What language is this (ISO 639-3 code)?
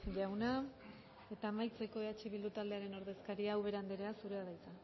eus